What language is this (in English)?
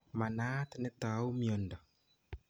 Kalenjin